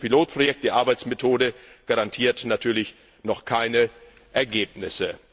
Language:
German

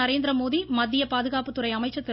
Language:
Tamil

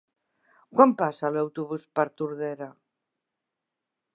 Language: Catalan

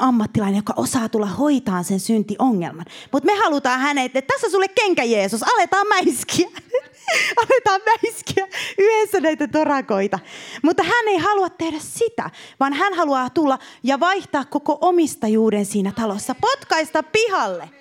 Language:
Finnish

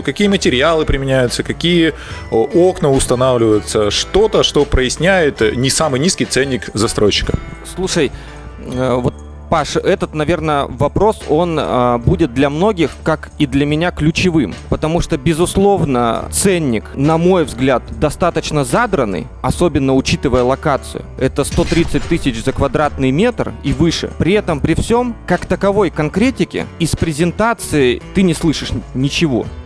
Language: Russian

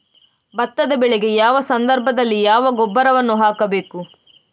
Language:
Kannada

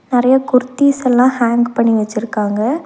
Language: Tamil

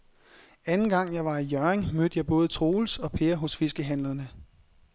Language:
Danish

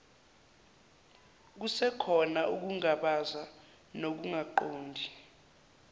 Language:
Zulu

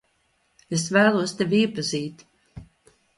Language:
Latvian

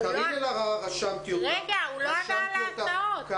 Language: Hebrew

